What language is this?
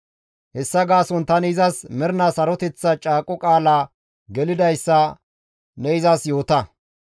Gamo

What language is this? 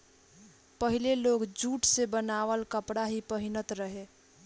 Bhojpuri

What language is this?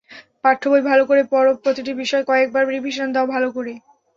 Bangla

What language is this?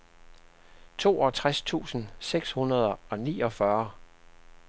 Danish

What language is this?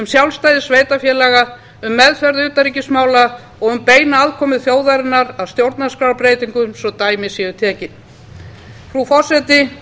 Icelandic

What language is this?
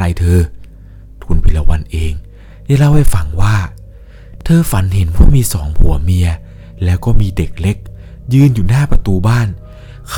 Thai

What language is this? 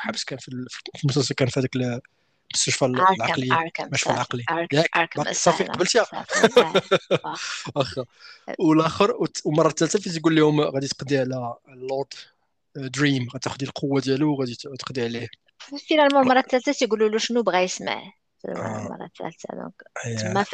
Arabic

